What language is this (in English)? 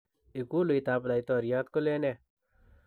Kalenjin